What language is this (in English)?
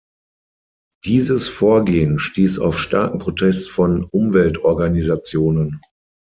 German